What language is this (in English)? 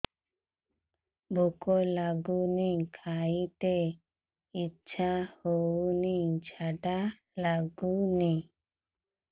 Odia